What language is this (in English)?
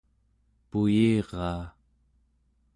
Central Yupik